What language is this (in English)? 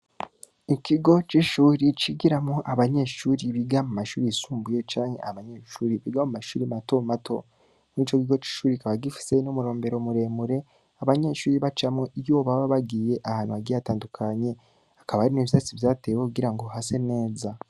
Rundi